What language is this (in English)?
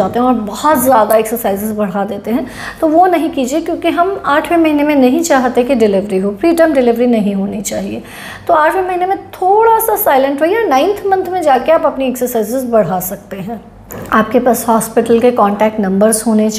Hindi